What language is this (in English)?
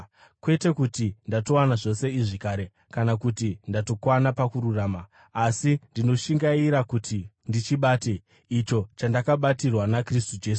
Shona